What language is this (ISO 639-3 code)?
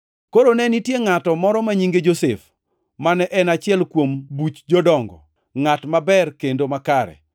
luo